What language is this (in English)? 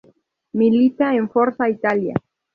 Spanish